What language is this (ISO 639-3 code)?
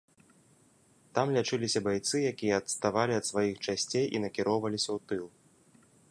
bel